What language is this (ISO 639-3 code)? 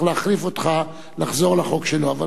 heb